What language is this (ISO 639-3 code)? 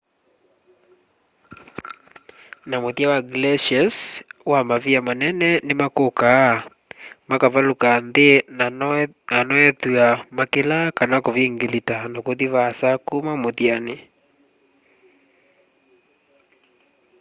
kam